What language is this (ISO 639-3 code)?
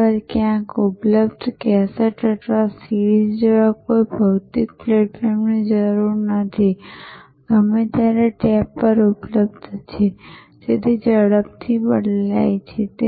guj